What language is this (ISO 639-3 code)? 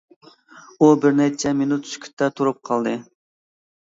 uig